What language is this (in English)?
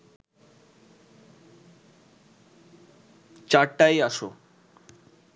Bangla